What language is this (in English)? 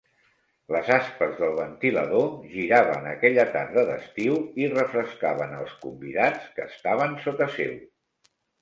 Catalan